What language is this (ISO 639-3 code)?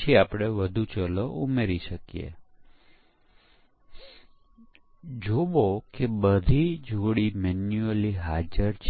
guj